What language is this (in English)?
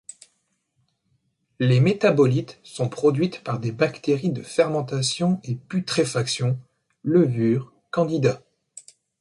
French